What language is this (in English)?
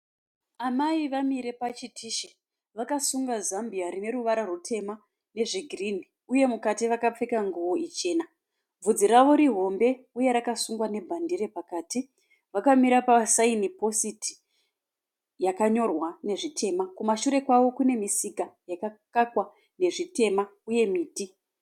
Shona